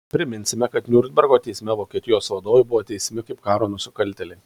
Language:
Lithuanian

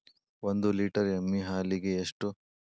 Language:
Kannada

